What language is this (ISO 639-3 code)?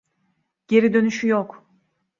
tur